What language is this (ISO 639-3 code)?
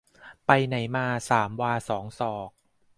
tha